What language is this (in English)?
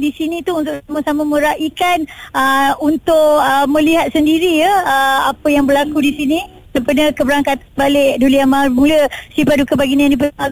Malay